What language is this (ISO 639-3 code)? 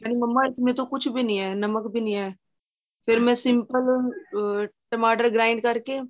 pan